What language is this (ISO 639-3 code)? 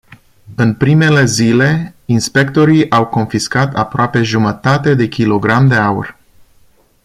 ron